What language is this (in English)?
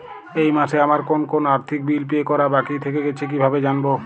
Bangla